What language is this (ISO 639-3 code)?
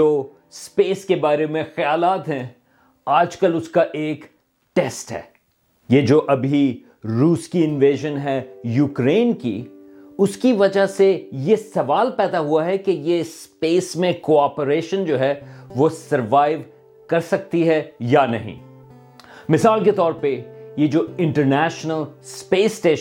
urd